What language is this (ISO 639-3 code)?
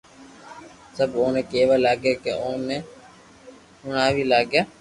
lrk